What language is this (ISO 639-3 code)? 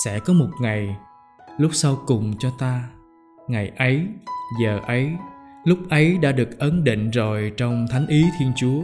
vie